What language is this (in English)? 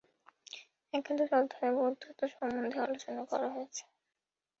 Bangla